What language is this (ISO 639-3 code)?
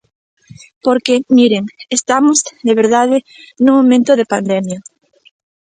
glg